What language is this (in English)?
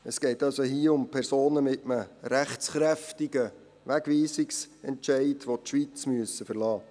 Swiss German